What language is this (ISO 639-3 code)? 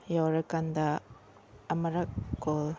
mni